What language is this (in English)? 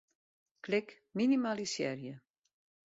Western Frisian